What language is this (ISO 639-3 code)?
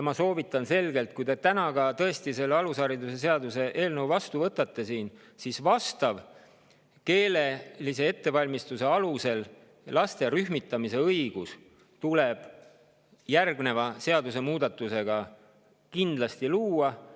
est